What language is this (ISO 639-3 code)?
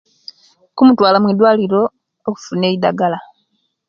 lke